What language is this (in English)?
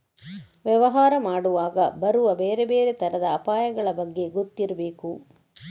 Kannada